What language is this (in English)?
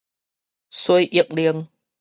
Min Nan Chinese